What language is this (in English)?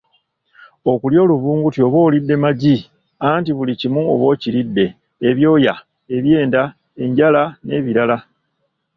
Ganda